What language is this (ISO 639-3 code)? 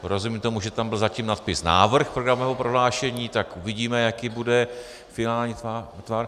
ces